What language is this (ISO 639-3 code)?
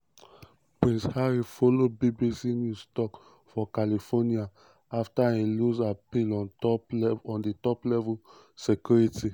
pcm